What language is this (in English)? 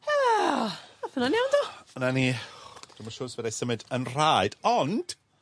Welsh